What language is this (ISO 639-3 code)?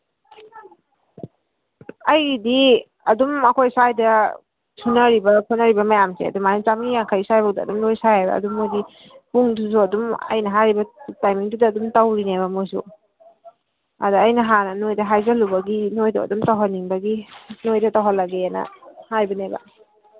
mni